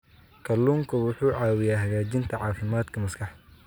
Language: Somali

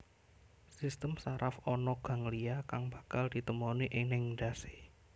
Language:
Javanese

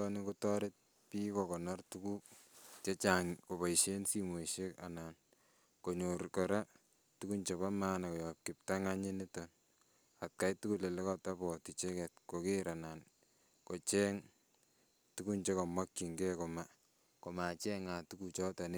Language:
Kalenjin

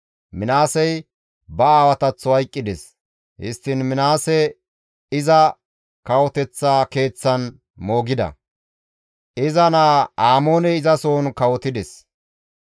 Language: Gamo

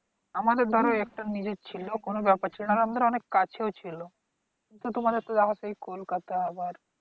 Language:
Bangla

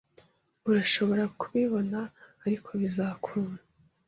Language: Kinyarwanda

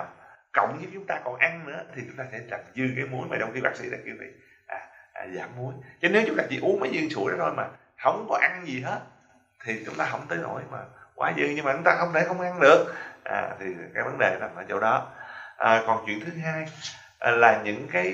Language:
Vietnamese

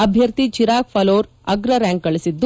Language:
Kannada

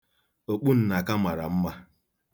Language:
Igbo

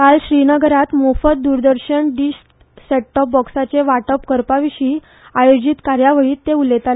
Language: Konkani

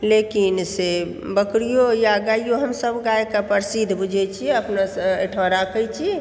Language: Maithili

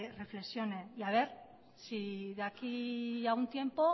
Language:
Spanish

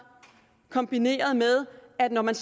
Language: Danish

